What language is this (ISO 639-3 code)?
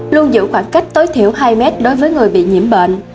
vie